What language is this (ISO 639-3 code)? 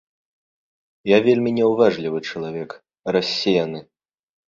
bel